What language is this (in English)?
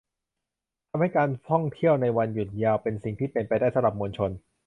Thai